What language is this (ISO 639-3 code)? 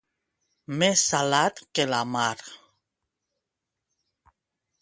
cat